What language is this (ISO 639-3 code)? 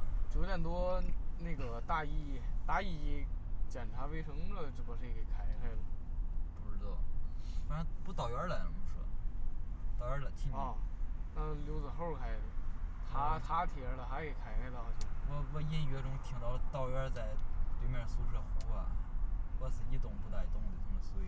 zho